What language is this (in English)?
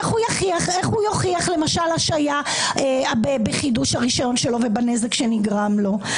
Hebrew